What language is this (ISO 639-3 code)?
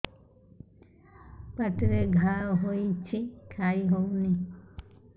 ori